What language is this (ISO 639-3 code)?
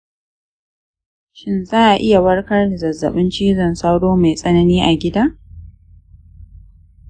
hau